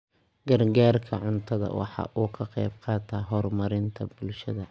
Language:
Somali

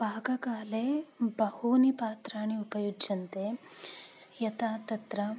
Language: Sanskrit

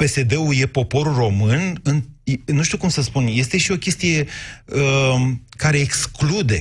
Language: Romanian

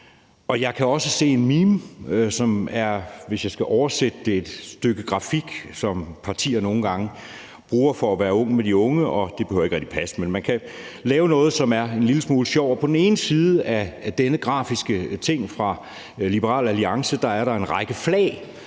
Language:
Danish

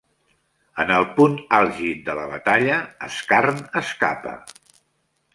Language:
Catalan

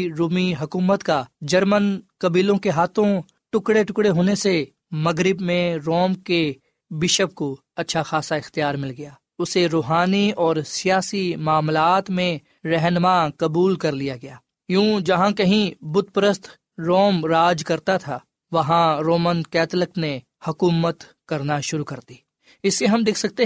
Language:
Urdu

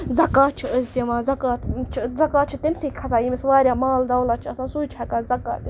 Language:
Kashmiri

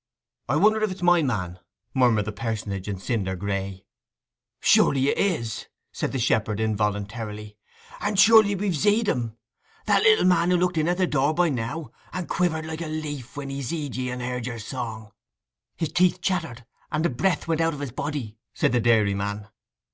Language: English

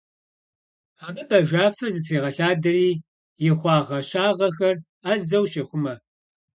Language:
Kabardian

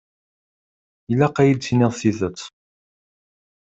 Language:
Kabyle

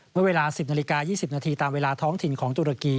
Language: Thai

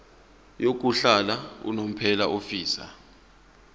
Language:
Zulu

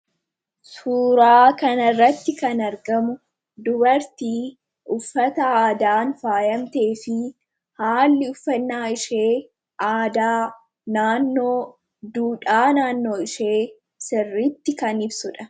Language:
Oromo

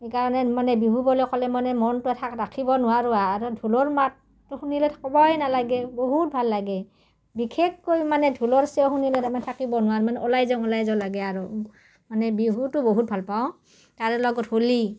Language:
Assamese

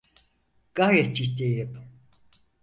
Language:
Turkish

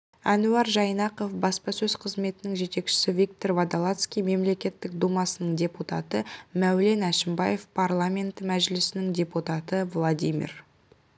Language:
Kazakh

